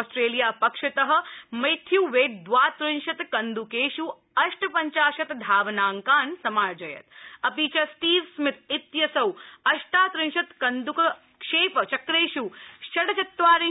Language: Sanskrit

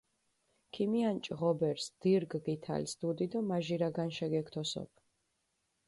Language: Mingrelian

